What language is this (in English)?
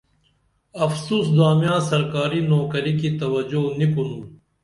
Dameli